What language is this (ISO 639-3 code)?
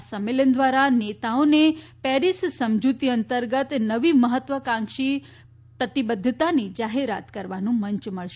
guj